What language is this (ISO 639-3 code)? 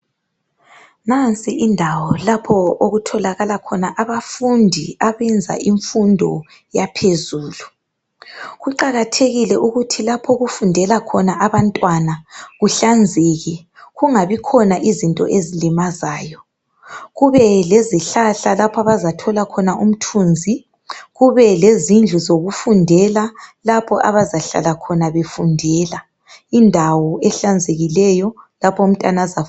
nde